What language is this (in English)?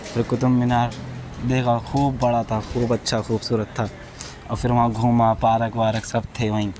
Urdu